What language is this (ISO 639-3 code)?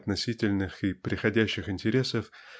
rus